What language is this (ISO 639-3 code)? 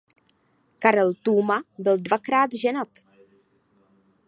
ces